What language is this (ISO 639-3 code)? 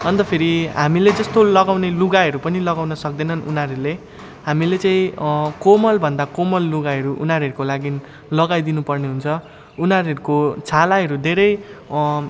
nep